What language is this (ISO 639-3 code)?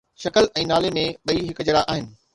snd